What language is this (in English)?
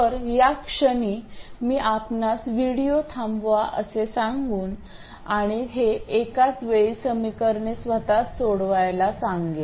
Marathi